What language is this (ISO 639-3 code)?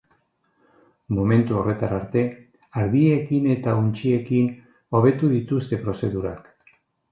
eus